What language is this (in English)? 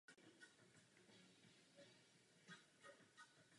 Czech